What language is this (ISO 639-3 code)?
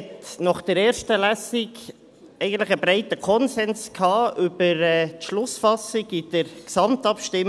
gsw